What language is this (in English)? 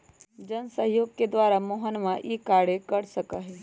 Magahi